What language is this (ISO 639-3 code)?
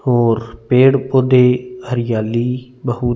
hin